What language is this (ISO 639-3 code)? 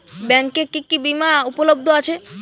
ben